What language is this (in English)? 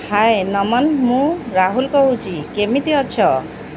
Odia